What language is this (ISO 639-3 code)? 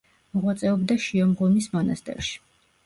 kat